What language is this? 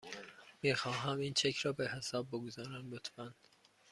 Persian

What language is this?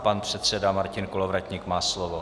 Czech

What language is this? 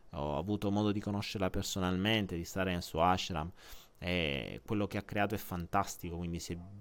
Italian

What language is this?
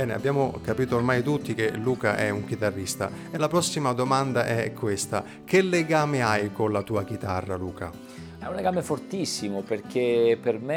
Italian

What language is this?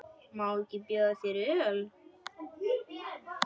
Icelandic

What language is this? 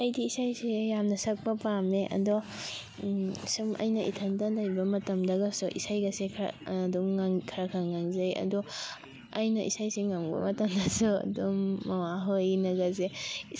Manipuri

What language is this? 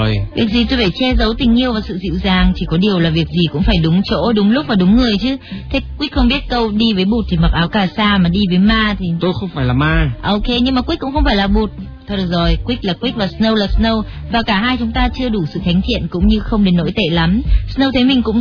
Vietnamese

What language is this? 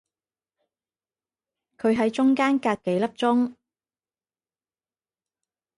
Cantonese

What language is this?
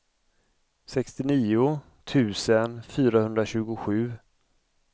Swedish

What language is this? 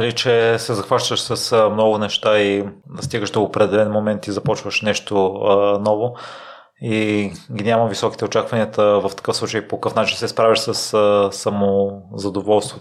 Bulgarian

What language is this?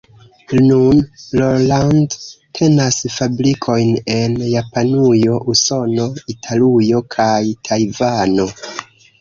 Esperanto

